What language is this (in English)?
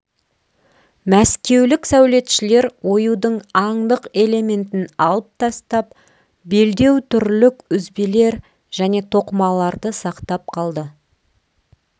Kazakh